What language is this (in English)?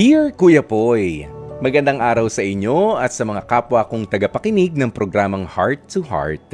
Filipino